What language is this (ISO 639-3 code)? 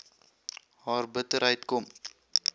afr